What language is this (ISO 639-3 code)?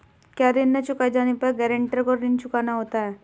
hin